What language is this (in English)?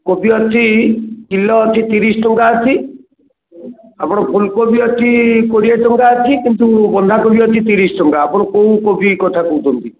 Odia